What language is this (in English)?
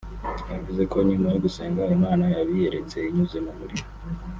Kinyarwanda